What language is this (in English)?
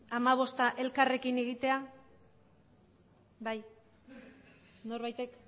Basque